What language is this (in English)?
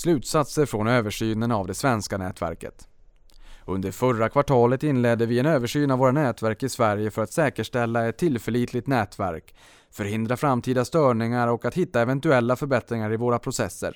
Swedish